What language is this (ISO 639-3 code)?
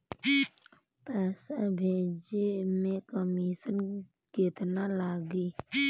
bho